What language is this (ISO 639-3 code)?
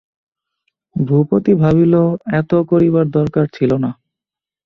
ben